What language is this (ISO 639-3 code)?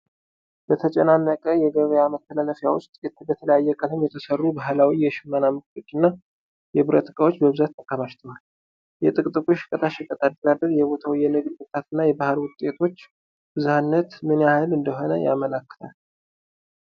amh